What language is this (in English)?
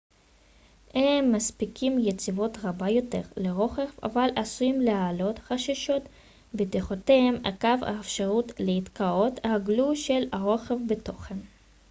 Hebrew